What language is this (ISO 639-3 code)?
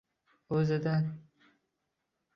uzb